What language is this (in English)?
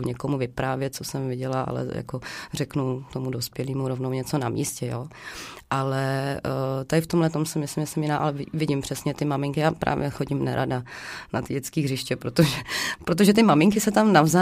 Czech